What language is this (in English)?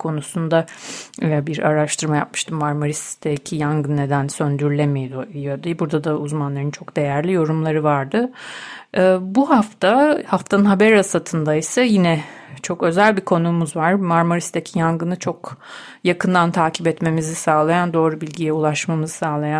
Turkish